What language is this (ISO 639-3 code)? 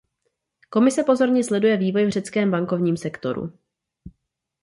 ces